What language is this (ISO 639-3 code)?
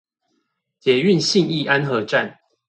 zho